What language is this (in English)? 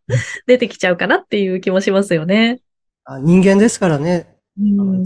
Japanese